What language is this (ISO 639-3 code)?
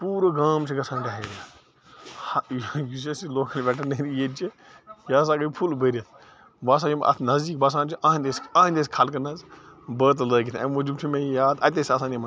kas